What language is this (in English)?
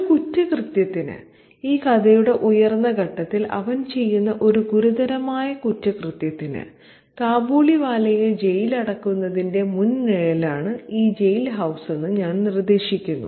Malayalam